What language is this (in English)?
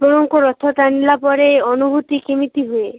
Odia